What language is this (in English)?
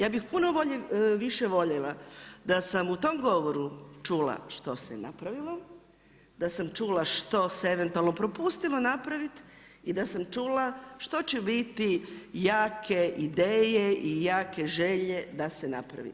Croatian